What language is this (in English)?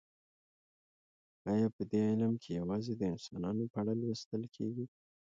Pashto